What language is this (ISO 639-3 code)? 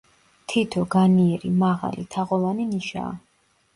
kat